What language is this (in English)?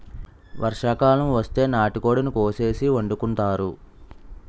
Telugu